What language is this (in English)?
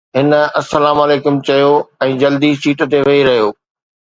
Sindhi